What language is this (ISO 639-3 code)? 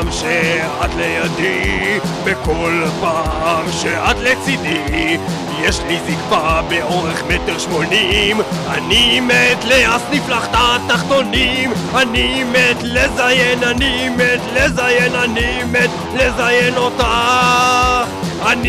heb